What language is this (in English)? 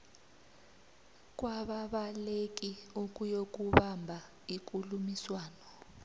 South Ndebele